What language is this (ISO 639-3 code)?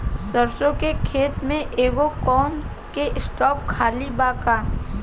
bho